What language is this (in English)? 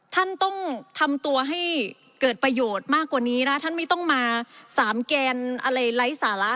Thai